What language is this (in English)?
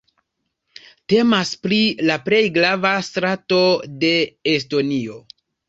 Esperanto